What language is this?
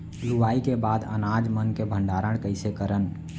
Chhattisgarhi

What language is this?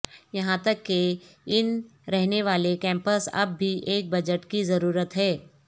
Urdu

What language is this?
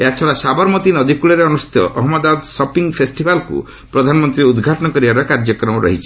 Odia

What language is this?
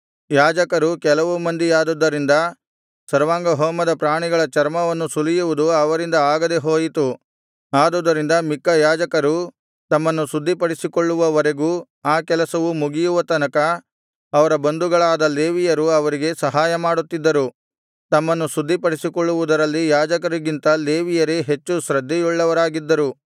Kannada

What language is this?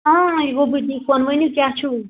Kashmiri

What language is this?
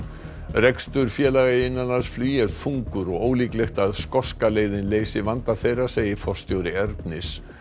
Icelandic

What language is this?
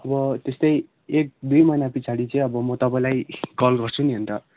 Nepali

